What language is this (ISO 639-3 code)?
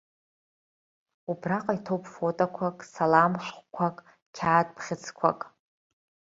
abk